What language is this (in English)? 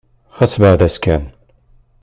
Kabyle